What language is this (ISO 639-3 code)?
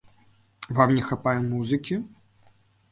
bel